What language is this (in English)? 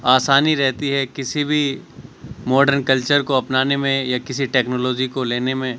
Urdu